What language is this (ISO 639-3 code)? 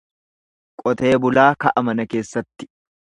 orm